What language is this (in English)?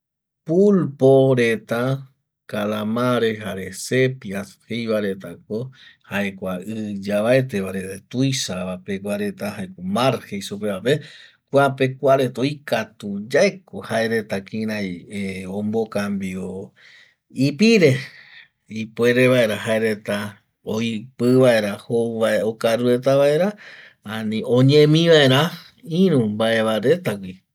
Eastern Bolivian Guaraní